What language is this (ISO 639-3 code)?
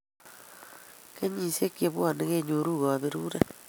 kln